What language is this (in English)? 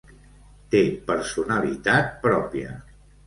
Catalan